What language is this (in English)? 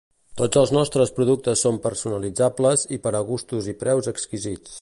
Catalan